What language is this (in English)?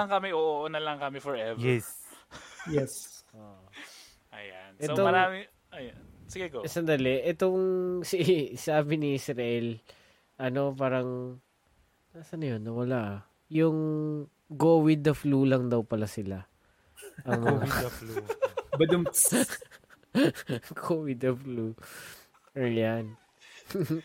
Filipino